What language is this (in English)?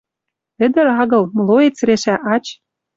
Western Mari